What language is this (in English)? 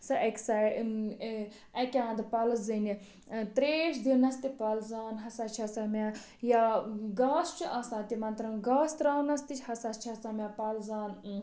Kashmiri